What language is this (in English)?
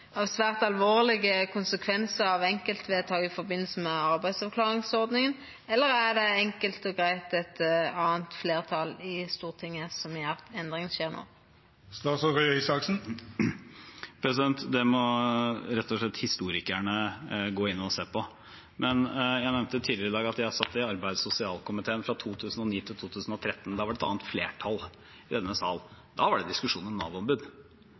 Norwegian